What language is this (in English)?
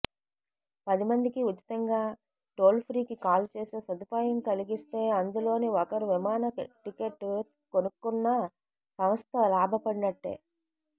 Telugu